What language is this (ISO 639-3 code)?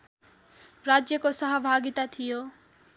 nep